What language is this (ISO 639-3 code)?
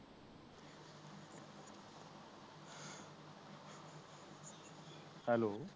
pan